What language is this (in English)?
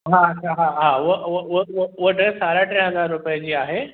Sindhi